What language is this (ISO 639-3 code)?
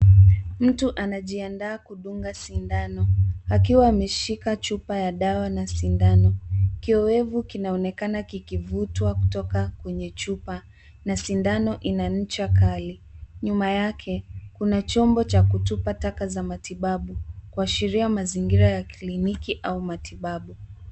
swa